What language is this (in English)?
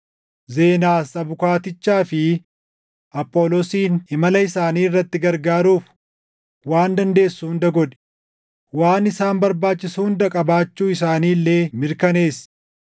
Oromo